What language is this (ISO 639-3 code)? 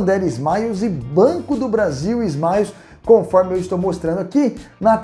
por